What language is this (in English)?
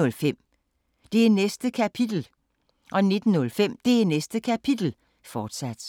Danish